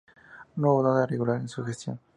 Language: Spanish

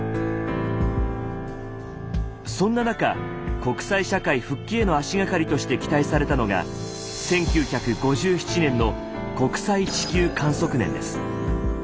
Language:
Japanese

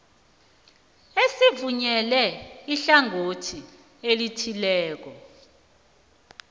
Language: South Ndebele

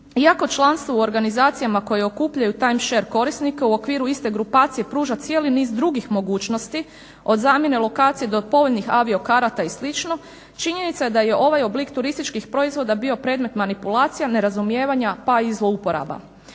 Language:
Croatian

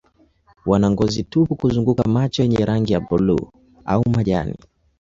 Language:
Swahili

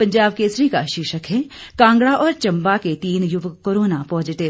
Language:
Hindi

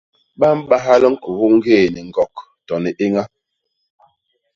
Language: Basaa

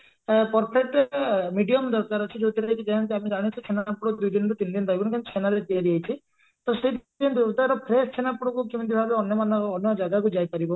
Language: Odia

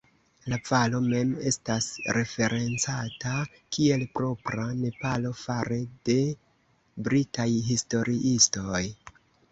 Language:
Esperanto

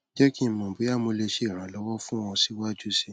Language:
Yoruba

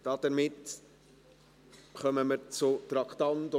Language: Swiss German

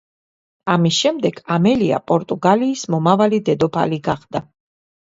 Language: Georgian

